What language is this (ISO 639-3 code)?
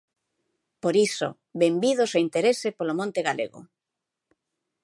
glg